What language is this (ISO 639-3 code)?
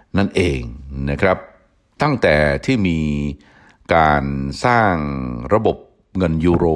tha